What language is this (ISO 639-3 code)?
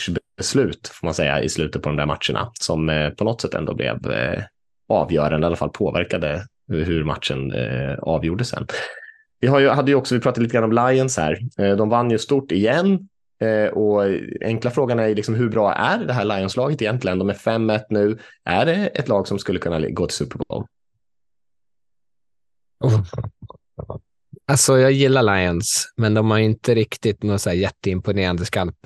swe